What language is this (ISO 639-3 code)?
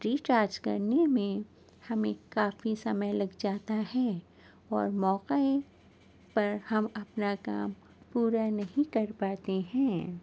urd